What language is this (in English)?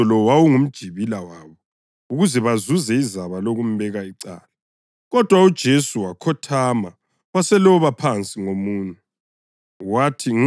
North Ndebele